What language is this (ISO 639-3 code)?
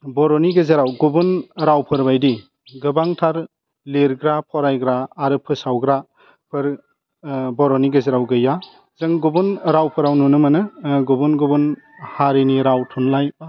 brx